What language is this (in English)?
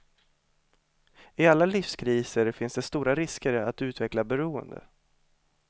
Swedish